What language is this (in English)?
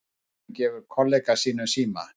Icelandic